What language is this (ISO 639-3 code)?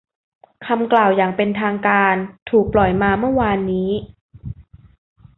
tha